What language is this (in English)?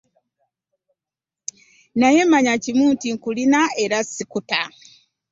Ganda